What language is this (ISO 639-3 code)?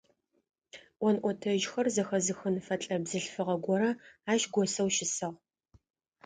ady